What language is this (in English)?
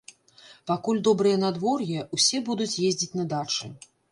Belarusian